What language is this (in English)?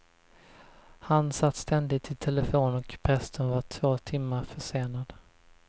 Swedish